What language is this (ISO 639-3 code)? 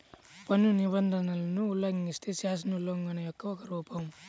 tel